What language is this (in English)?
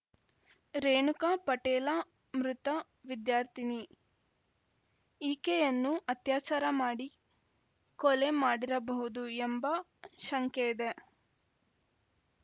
Kannada